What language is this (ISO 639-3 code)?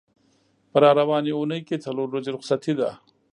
pus